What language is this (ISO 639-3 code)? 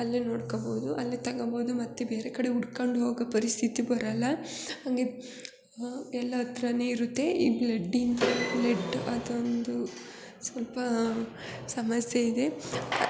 kan